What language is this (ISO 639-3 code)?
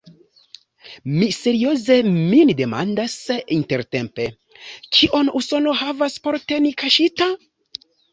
epo